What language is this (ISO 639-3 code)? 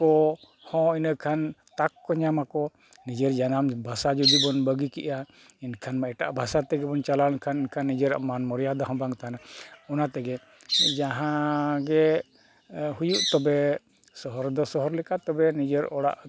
sat